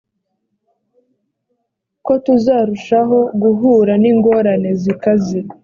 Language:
Kinyarwanda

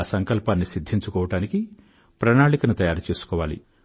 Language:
Telugu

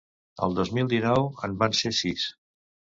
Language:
Catalan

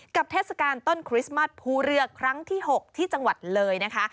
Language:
Thai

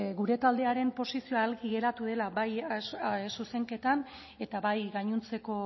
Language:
Basque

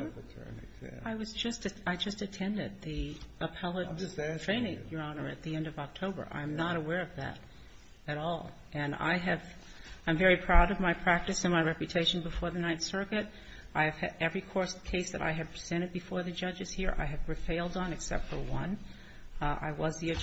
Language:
English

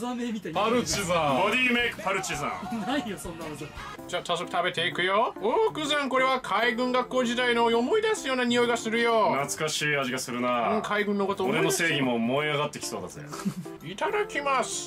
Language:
Japanese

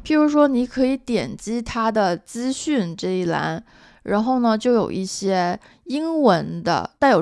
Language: Chinese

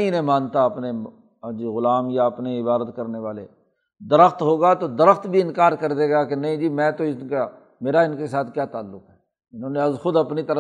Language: Urdu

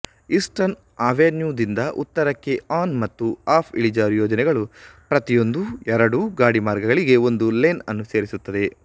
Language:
Kannada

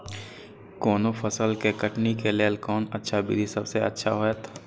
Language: Maithili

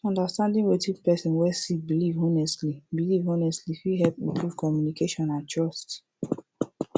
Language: Nigerian Pidgin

